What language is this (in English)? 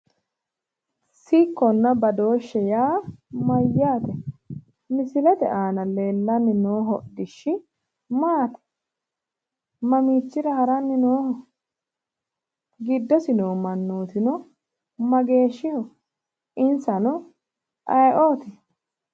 Sidamo